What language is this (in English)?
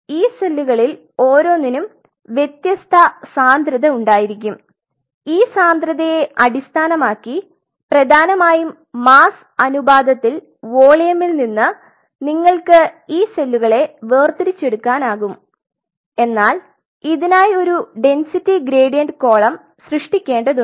Malayalam